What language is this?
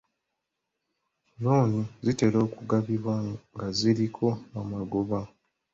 Ganda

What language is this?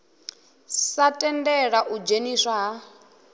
Venda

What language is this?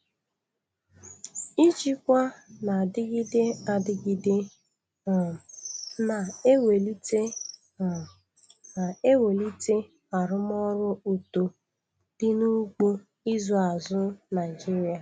Igbo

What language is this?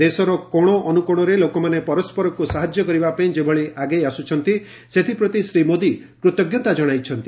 Odia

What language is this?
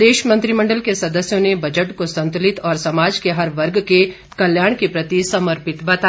Hindi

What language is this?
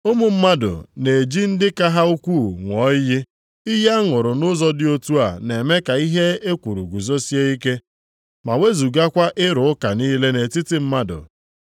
Igbo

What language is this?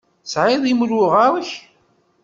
Kabyle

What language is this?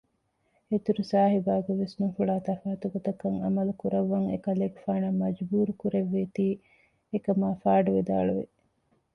Divehi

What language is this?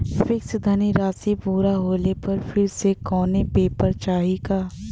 Bhojpuri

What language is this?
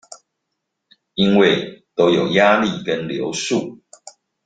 Chinese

